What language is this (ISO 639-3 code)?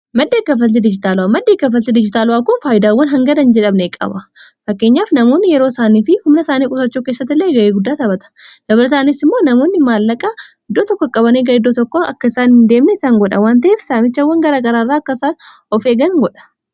orm